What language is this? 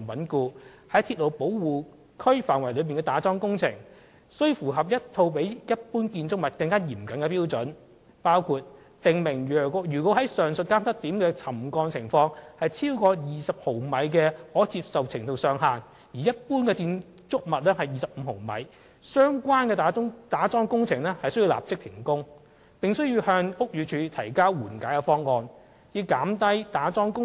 Cantonese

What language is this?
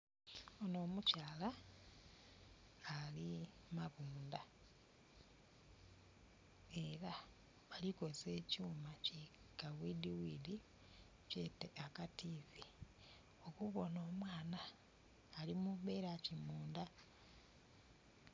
Soga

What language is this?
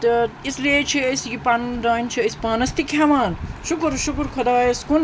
Kashmiri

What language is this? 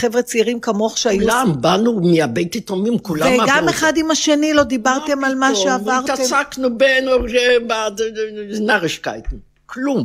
Hebrew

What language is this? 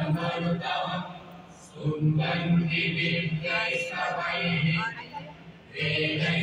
Thai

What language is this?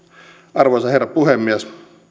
Finnish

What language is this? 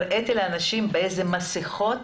Hebrew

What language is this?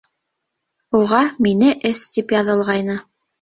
Bashkir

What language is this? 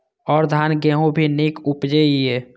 Maithili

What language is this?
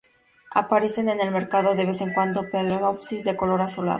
Spanish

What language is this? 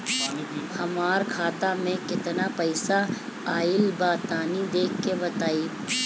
Bhojpuri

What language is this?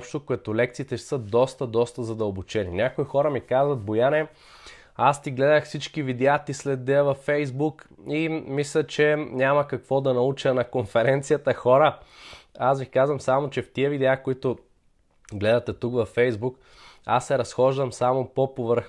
Bulgarian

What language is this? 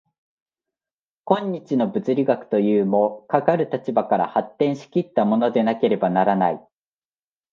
Japanese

